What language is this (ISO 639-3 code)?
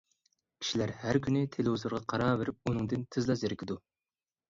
uig